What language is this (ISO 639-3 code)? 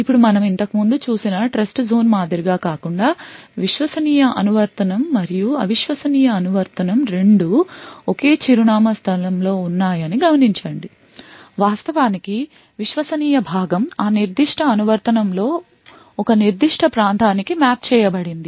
tel